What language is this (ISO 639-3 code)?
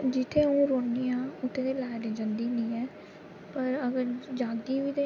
doi